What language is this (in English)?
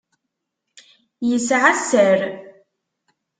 Kabyle